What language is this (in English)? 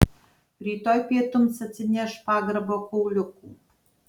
Lithuanian